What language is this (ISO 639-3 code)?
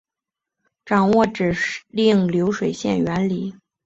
zho